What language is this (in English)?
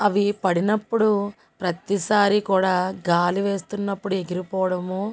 Telugu